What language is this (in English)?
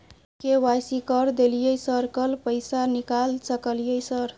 Maithili